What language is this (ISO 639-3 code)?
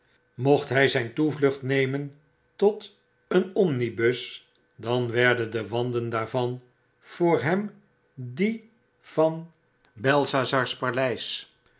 nld